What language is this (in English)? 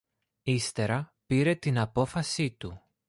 Greek